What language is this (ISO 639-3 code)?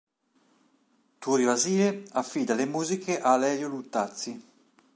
ita